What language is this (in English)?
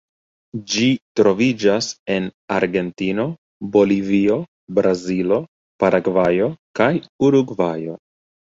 Esperanto